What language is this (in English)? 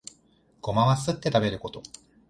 Japanese